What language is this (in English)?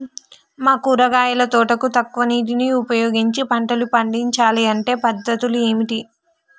Telugu